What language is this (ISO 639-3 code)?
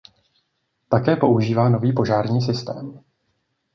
ces